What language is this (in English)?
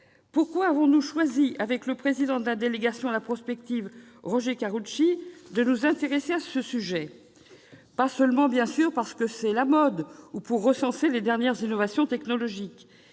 French